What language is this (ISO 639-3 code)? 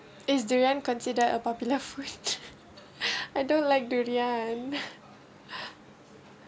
eng